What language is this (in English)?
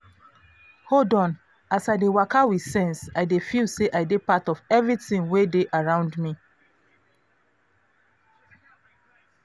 Nigerian Pidgin